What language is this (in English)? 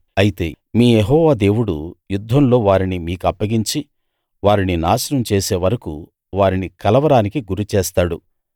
Telugu